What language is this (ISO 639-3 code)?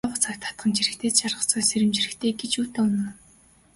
mon